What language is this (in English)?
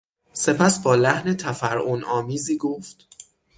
Persian